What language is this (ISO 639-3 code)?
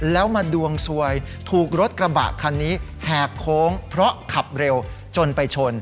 tha